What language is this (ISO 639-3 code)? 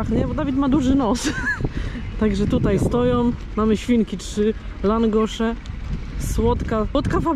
pol